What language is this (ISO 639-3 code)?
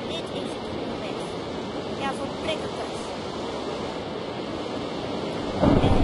nld